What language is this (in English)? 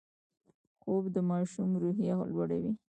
Pashto